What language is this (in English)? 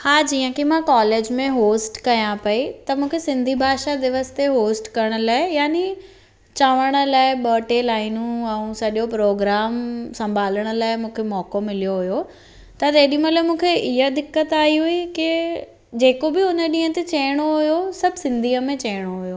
Sindhi